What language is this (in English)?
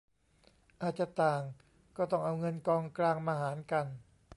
Thai